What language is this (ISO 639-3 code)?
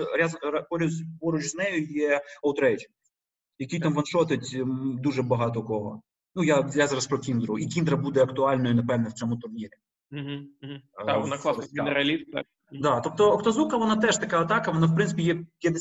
ukr